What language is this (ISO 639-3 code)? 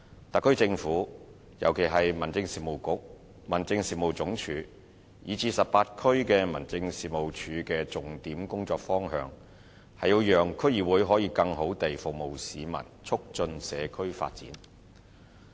yue